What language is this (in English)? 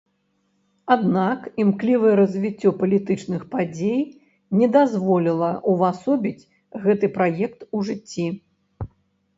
Belarusian